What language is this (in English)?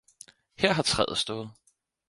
Danish